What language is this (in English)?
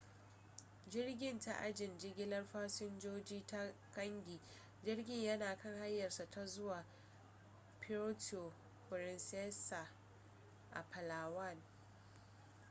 Hausa